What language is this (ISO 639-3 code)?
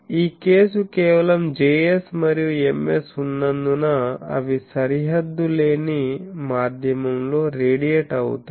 tel